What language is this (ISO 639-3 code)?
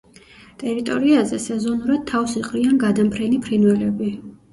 kat